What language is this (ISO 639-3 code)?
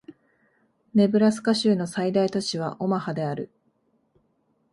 jpn